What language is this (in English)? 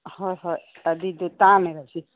Manipuri